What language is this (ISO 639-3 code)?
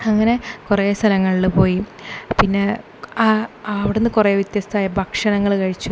mal